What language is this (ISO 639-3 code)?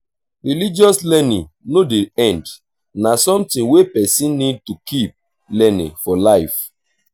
pcm